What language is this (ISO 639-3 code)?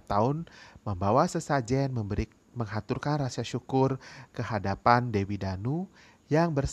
ind